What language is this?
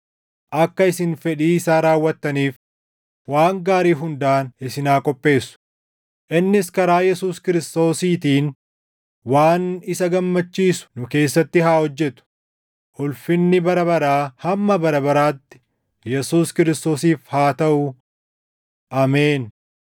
Oromo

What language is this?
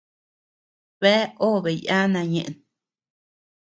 Tepeuxila Cuicatec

